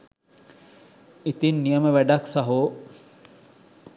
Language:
Sinhala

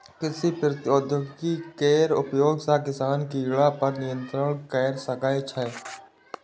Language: Maithili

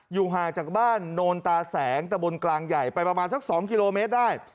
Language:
Thai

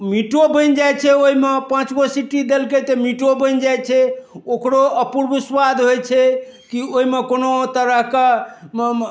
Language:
Maithili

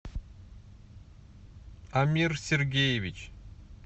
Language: Russian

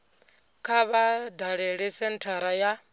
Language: Venda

